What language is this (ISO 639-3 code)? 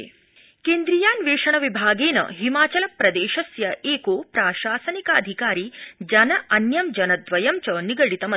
san